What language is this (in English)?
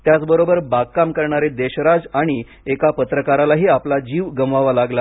Marathi